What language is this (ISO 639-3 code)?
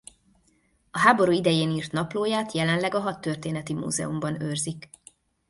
hun